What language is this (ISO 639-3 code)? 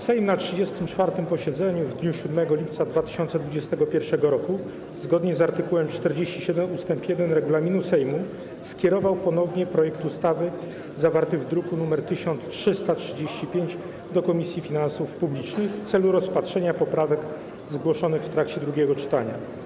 pol